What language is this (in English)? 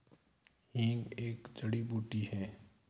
Hindi